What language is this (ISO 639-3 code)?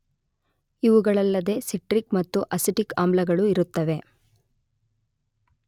kan